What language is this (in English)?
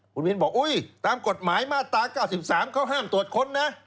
Thai